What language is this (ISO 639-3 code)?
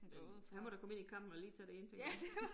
dan